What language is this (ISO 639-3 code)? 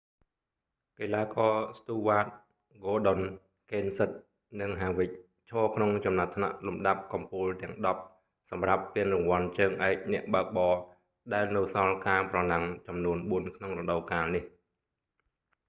khm